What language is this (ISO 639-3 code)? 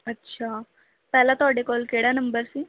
pan